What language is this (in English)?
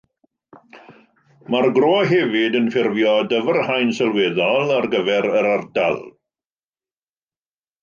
Welsh